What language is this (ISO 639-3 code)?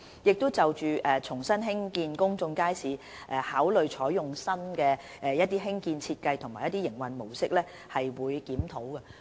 yue